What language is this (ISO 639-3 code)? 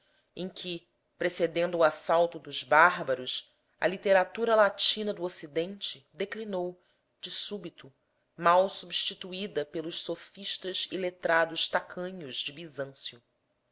por